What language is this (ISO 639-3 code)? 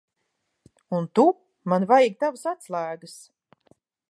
lav